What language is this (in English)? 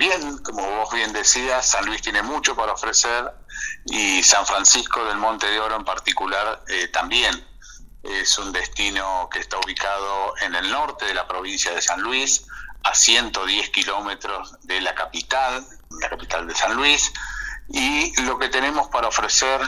Spanish